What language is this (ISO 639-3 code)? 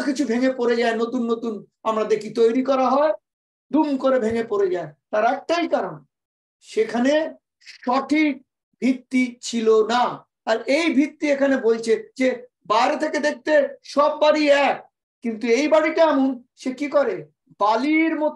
tur